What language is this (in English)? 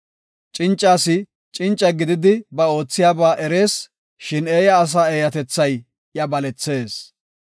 Gofa